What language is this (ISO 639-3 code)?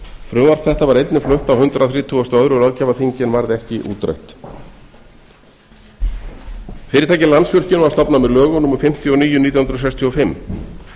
isl